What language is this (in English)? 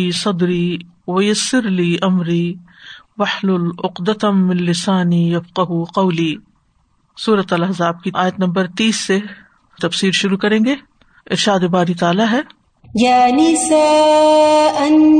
Urdu